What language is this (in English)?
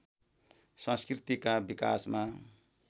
Nepali